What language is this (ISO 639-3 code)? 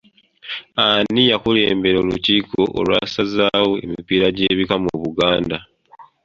lug